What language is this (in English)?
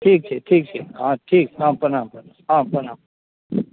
Maithili